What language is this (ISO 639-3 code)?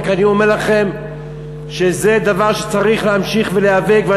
heb